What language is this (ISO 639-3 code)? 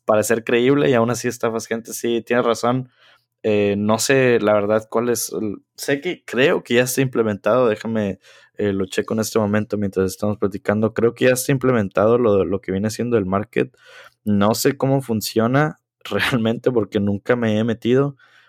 spa